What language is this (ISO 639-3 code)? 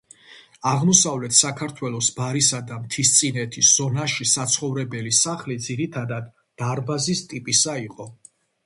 kat